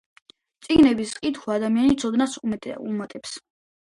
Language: Georgian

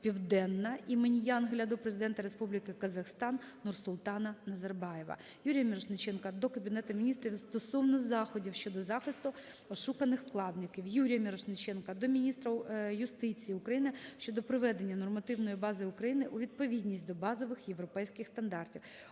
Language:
Ukrainian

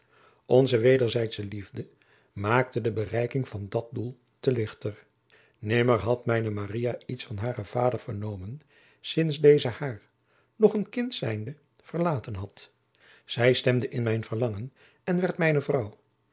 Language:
Dutch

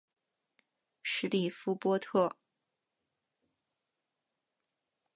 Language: Chinese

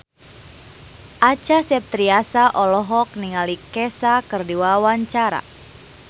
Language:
Sundanese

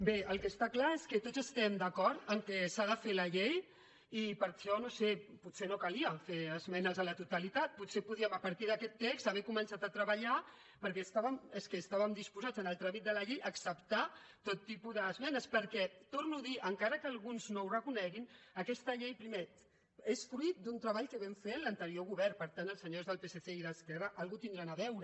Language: Catalan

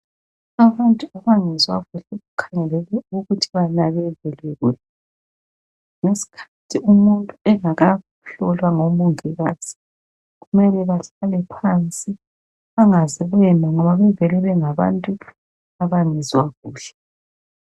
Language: North Ndebele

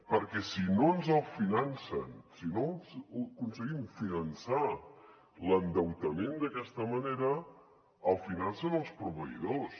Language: Catalan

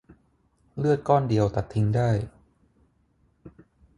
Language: Thai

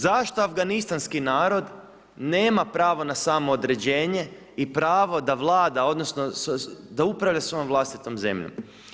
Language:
Croatian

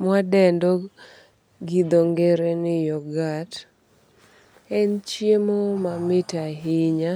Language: Luo (Kenya and Tanzania)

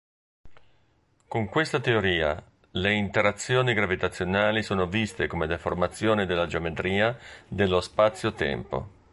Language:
Italian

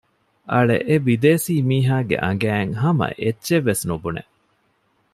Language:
Divehi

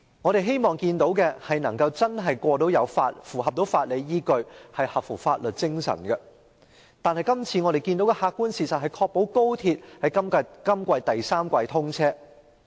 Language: Cantonese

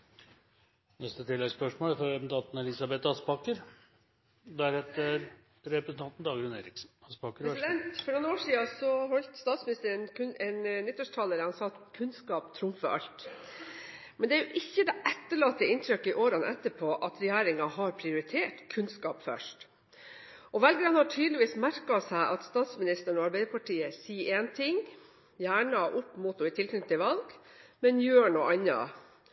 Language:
Norwegian Bokmål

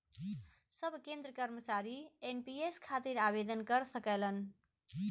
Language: Bhojpuri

